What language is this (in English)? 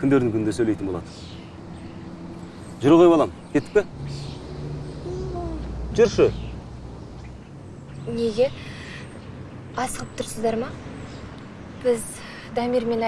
Turkish